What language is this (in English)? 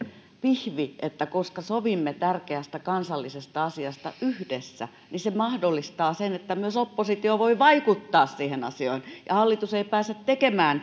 Finnish